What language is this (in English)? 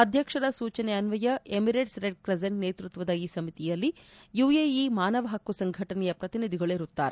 Kannada